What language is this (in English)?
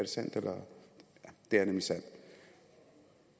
Danish